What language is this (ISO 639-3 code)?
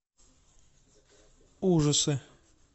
rus